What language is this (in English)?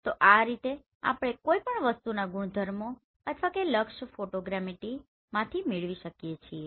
Gujarati